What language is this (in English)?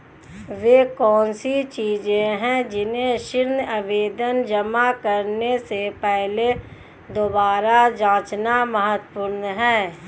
Hindi